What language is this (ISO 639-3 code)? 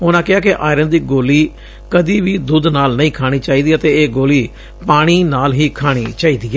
pan